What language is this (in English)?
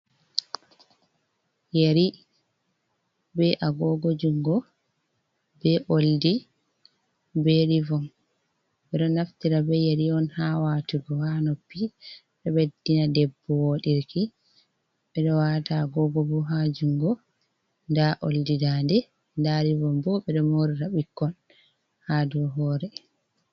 Fula